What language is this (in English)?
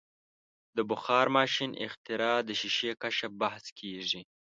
Pashto